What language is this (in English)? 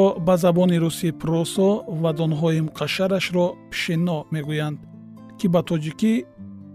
Persian